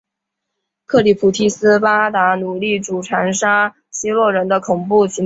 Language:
Chinese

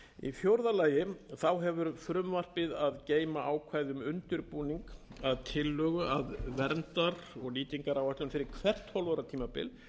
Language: Icelandic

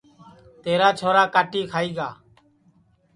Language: Sansi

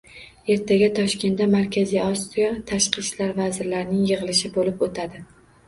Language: Uzbek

